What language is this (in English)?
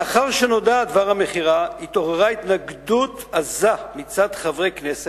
Hebrew